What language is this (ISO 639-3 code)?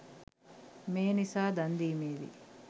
sin